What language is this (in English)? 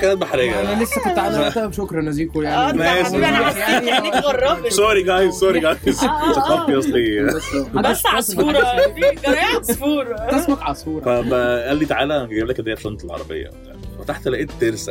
Arabic